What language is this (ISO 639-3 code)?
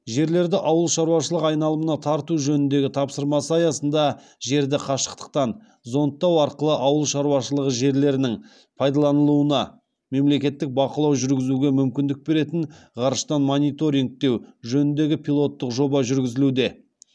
kaz